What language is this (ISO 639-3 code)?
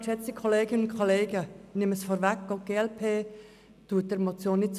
gsw